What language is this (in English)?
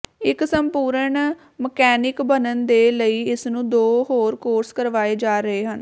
Punjabi